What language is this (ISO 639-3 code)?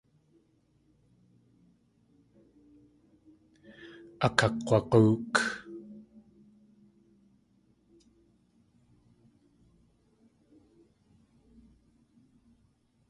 tli